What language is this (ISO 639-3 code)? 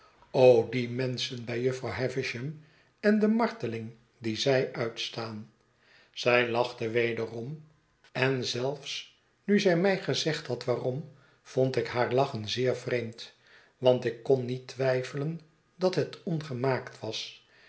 nld